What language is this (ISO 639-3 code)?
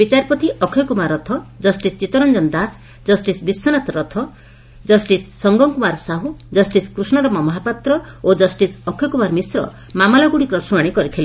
ori